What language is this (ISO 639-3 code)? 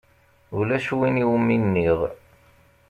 kab